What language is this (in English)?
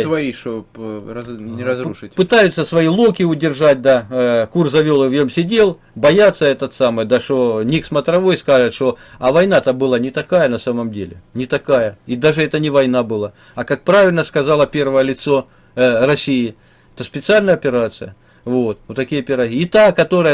Russian